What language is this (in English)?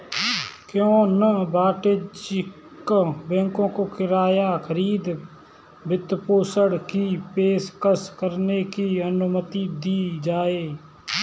Hindi